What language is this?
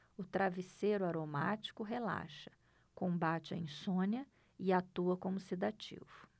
Portuguese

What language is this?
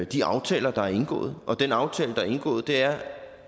Danish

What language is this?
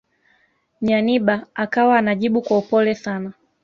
Swahili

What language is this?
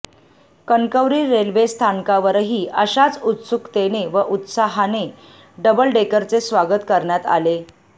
Marathi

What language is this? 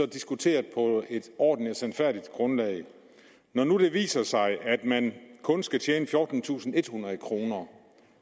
Danish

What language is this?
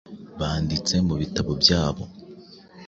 Kinyarwanda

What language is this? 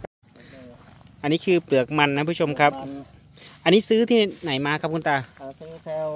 Thai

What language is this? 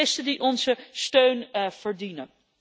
Dutch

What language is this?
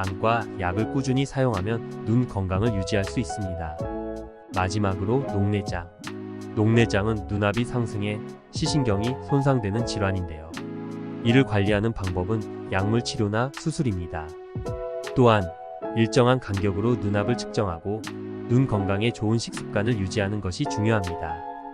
Korean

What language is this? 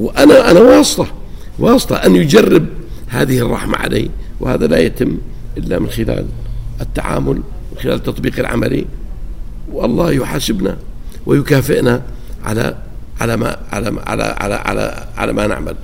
Arabic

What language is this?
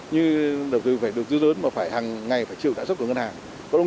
Vietnamese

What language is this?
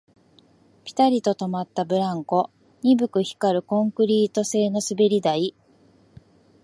Japanese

